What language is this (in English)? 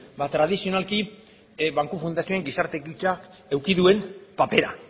Basque